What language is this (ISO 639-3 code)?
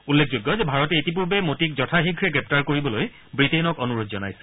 asm